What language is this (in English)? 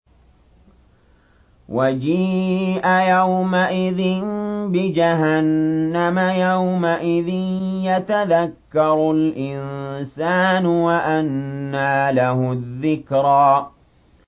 Arabic